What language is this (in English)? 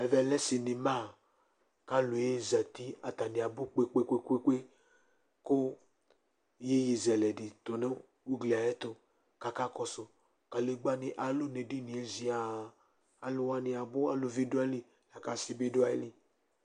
Ikposo